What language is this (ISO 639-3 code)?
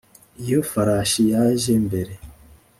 kin